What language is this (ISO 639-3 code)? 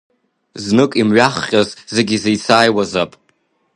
abk